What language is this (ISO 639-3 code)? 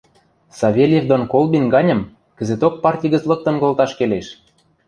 mrj